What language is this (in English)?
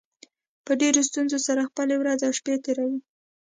Pashto